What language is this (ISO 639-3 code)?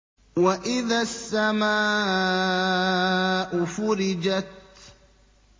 ara